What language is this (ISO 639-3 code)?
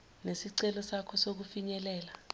zul